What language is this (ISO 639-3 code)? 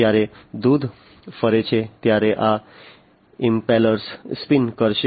guj